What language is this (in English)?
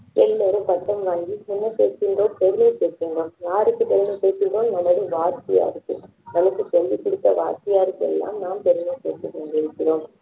Tamil